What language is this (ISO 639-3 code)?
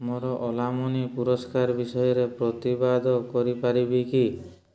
ori